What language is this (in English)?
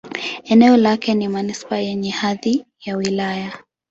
Swahili